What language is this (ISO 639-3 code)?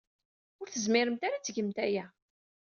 kab